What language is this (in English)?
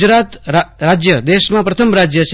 Gujarati